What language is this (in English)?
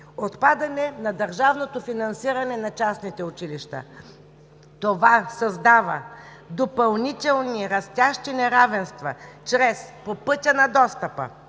Bulgarian